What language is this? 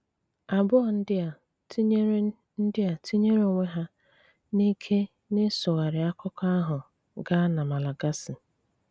Igbo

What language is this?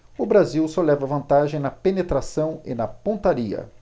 Portuguese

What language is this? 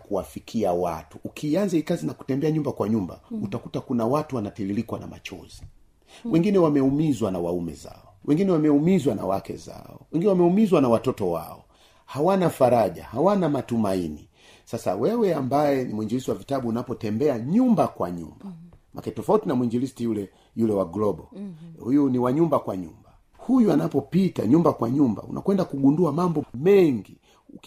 Swahili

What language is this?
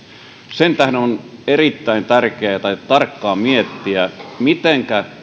Finnish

